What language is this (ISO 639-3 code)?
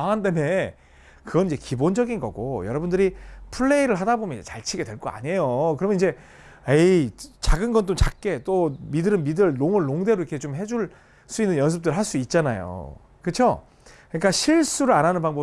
kor